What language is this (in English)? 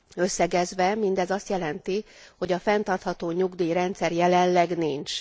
Hungarian